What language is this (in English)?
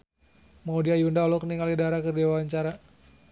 Sundanese